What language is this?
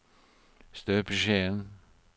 Norwegian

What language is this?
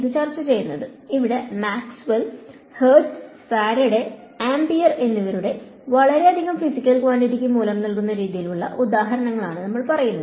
Malayalam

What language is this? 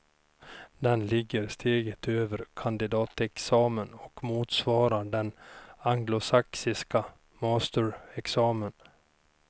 Swedish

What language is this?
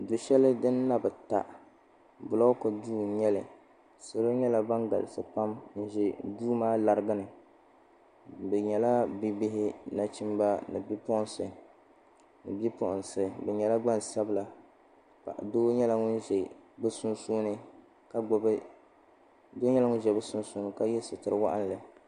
Dagbani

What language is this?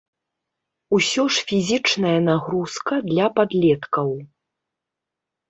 Belarusian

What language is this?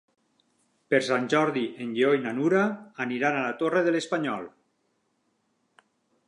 Catalan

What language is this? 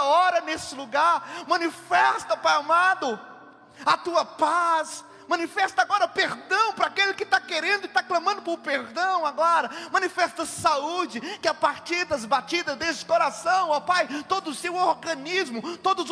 Portuguese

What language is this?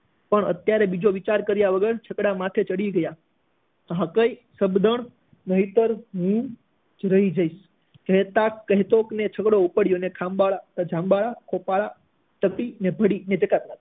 Gujarati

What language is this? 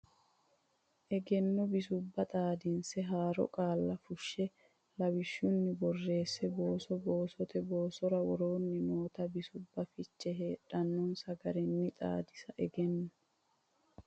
Sidamo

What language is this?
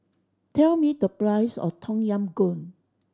English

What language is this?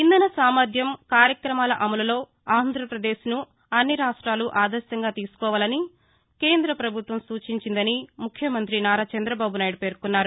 Telugu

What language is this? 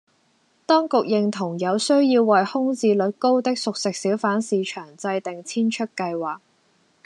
Cantonese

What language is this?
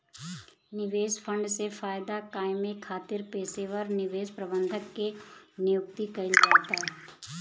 Bhojpuri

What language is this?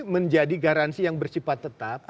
Indonesian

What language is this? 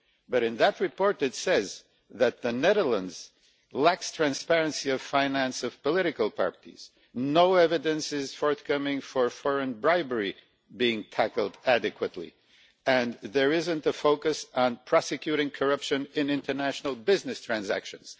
English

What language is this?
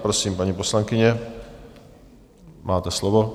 Czech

